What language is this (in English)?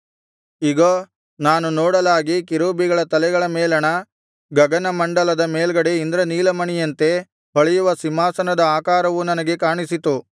Kannada